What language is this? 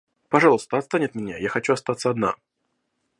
Russian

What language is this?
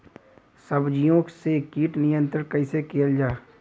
Bhojpuri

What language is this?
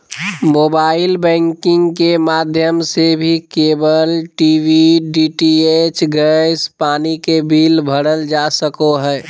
Magahi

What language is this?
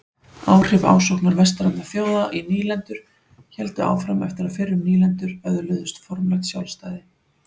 Icelandic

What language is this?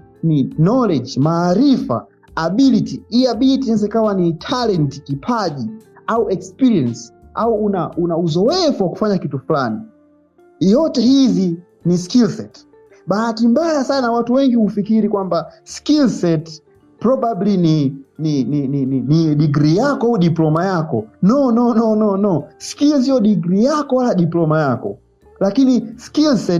Swahili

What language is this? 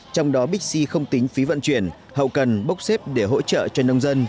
Vietnamese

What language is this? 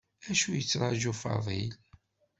Kabyle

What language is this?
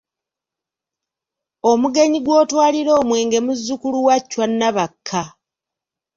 Ganda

